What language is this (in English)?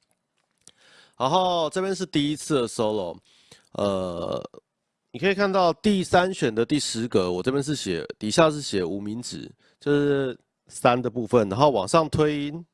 Chinese